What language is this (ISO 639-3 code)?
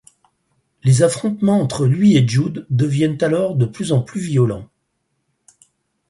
fra